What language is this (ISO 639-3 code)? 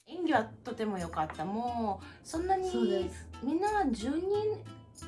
jpn